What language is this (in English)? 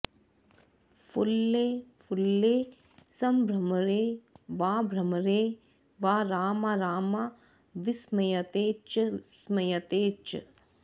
Sanskrit